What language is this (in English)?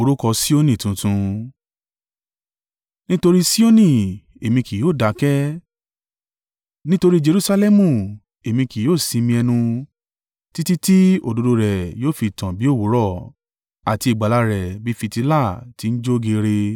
Yoruba